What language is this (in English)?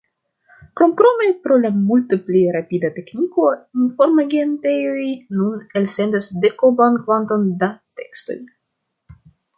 Esperanto